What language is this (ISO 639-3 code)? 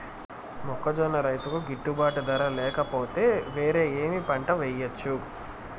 tel